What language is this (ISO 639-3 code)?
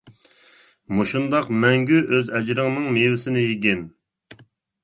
uig